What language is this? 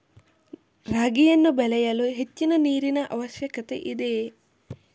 Kannada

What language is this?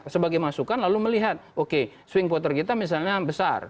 Indonesian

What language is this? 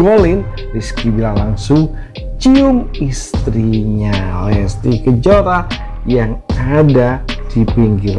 Indonesian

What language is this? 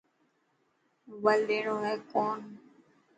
Dhatki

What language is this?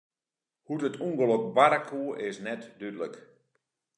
Western Frisian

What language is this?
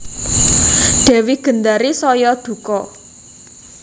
Javanese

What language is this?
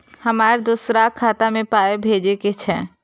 Maithili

